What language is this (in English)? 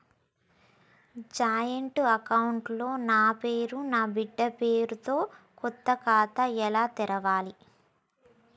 Telugu